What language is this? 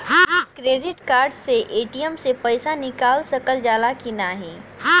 Bhojpuri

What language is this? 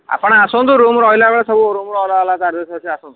Odia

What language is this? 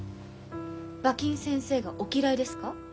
Japanese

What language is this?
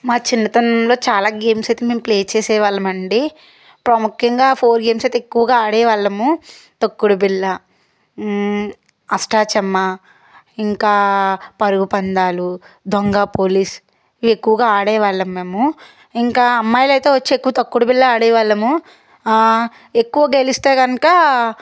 Telugu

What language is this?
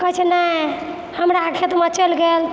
Maithili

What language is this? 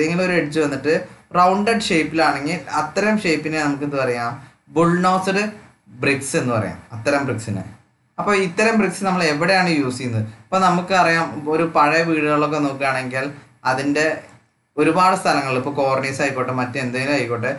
Thai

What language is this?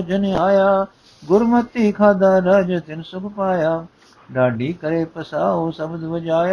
Punjabi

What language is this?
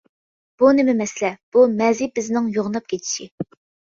Uyghur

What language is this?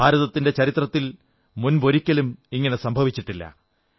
Malayalam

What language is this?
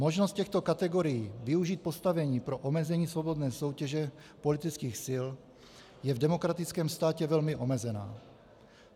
Czech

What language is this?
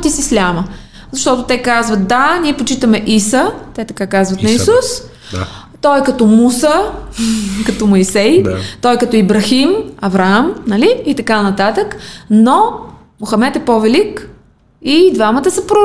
Bulgarian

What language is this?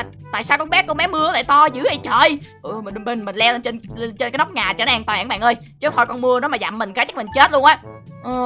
Vietnamese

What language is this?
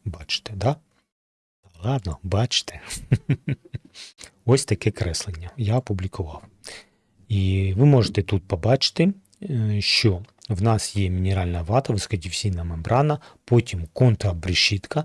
Ukrainian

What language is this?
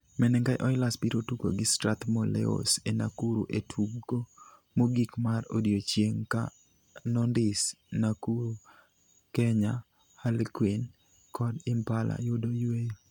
Luo (Kenya and Tanzania)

